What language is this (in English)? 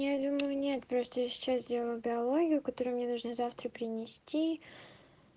Russian